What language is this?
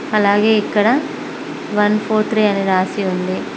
Telugu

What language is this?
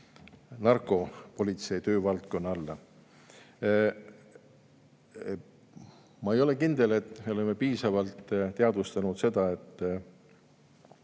Estonian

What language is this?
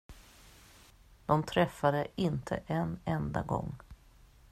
Swedish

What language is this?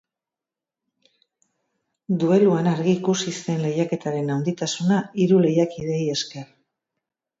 Basque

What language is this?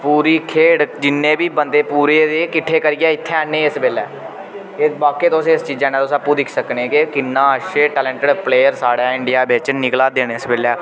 Dogri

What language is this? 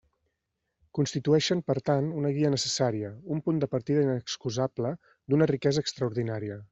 Catalan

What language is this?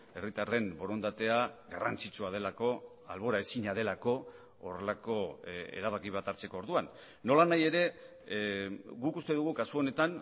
Basque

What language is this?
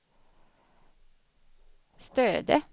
Swedish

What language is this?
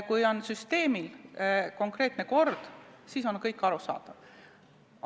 Estonian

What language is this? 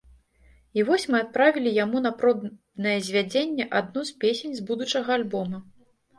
Belarusian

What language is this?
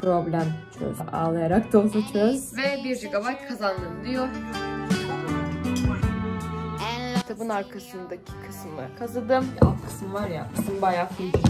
Turkish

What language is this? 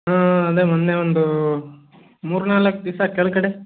Kannada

